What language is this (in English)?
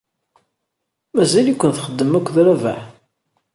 Kabyle